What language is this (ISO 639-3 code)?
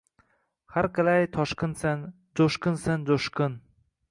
uzb